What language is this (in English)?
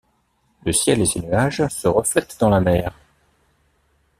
French